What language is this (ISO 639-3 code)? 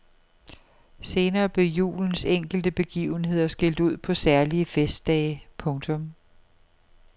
dan